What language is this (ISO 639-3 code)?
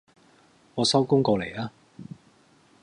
yue